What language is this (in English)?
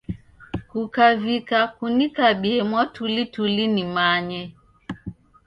Taita